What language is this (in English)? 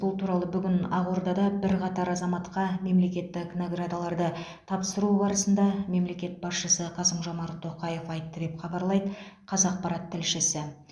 Kazakh